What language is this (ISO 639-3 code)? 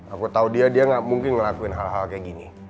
ind